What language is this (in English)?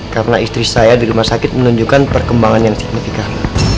Indonesian